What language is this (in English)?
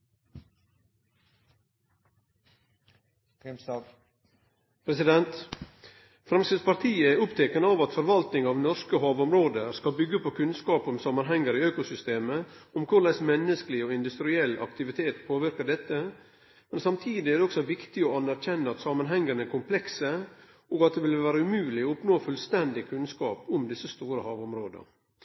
Norwegian